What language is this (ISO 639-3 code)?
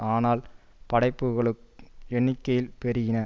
tam